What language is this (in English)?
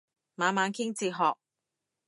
Cantonese